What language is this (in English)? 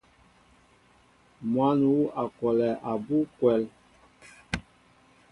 Mbo (Cameroon)